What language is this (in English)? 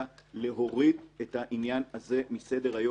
Hebrew